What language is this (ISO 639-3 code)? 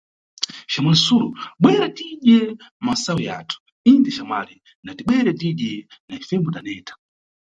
nyu